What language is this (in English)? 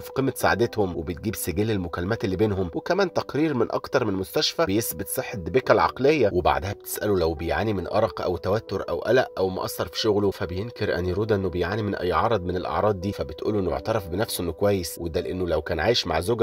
Arabic